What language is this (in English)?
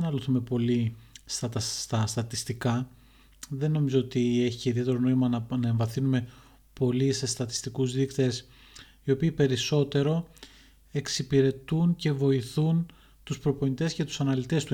Greek